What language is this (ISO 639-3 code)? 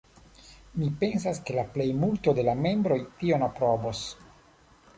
epo